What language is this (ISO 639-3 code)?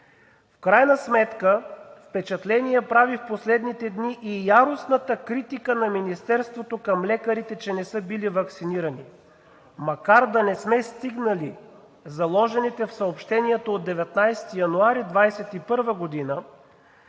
bul